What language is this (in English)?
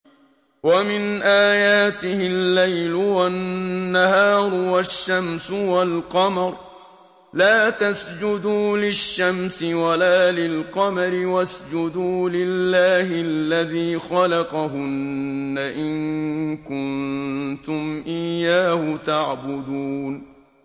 Arabic